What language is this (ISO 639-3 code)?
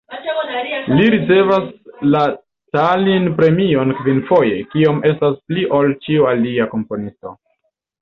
epo